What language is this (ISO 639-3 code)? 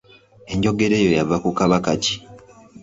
lug